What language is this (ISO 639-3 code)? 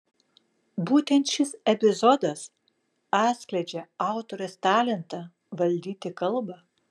lit